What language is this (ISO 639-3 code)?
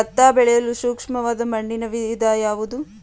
kan